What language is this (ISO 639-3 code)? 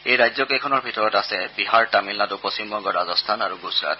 asm